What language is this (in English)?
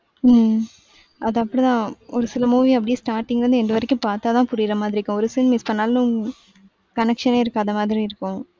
Tamil